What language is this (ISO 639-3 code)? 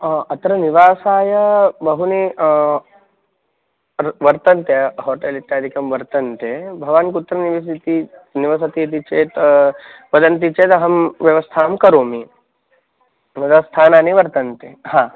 san